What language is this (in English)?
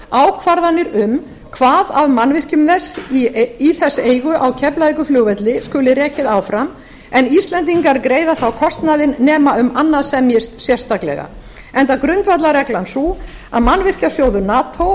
Icelandic